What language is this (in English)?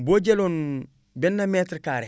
Wolof